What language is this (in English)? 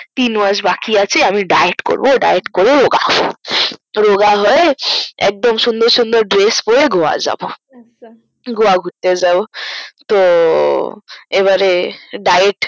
Bangla